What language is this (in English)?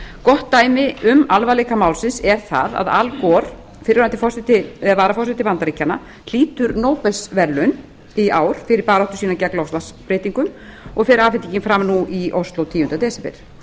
Icelandic